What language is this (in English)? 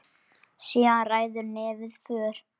Icelandic